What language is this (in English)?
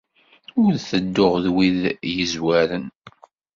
Kabyle